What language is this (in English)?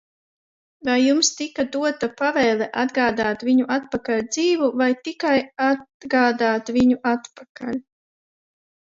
Latvian